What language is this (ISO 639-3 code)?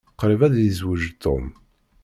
kab